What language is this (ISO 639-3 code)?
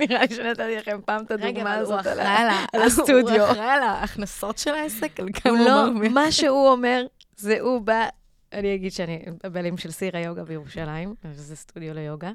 heb